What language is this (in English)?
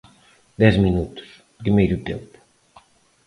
Galician